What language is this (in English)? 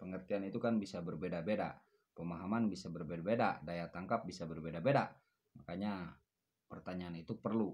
Indonesian